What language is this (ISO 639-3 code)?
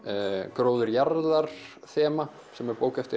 isl